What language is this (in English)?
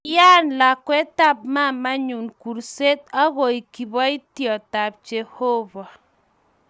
Kalenjin